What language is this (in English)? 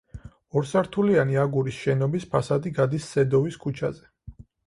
Georgian